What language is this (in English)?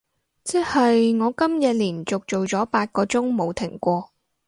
Cantonese